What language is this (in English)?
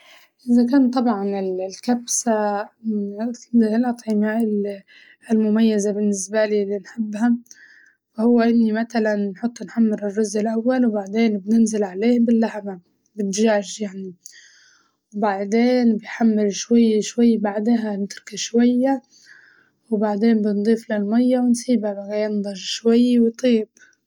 Libyan Arabic